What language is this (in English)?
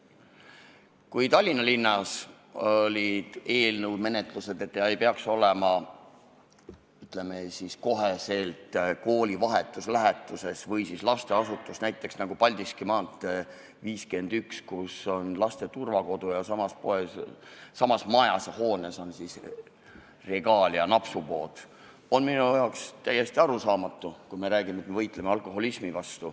Estonian